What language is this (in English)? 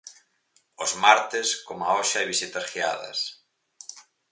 Galician